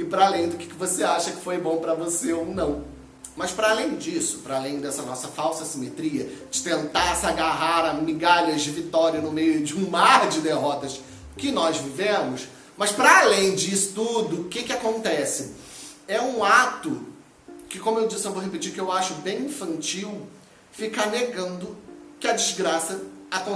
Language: Portuguese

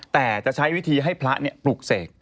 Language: Thai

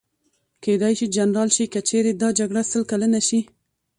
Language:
Pashto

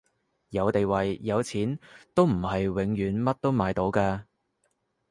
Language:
Cantonese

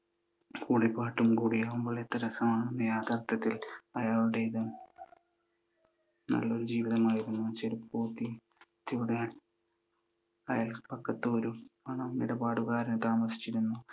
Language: Malayalam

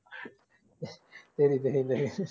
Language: Tamil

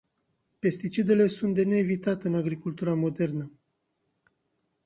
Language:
Romanian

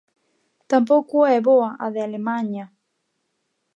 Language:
Galician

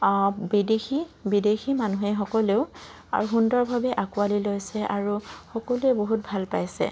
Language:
Assamese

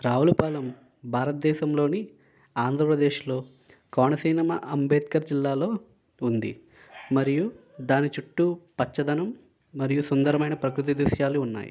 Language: Telugu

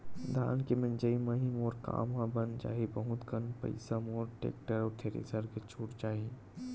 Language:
Chhattisgarhi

